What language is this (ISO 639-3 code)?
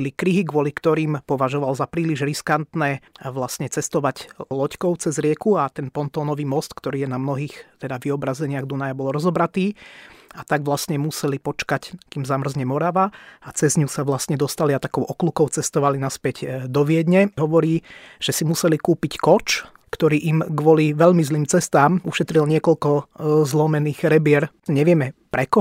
slk